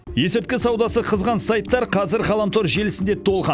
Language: Kazakh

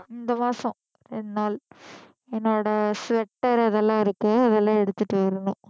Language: Tamil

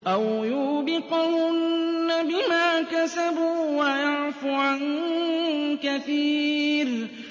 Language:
Arabic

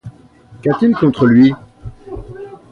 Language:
French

